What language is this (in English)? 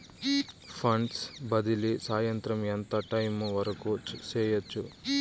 Telugu